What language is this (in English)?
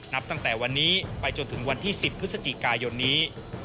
Thai